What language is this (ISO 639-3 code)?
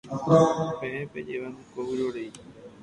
grn